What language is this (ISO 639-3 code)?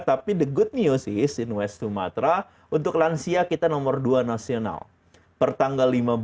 ind